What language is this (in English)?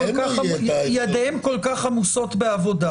Hebrew